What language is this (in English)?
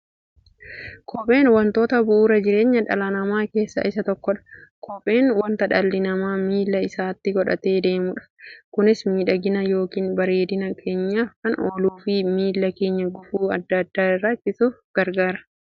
Oromo